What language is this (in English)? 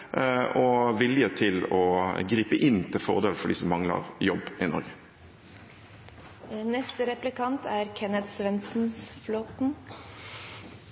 Norwegian Bokmål